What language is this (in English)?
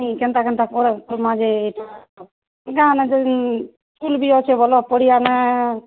Odia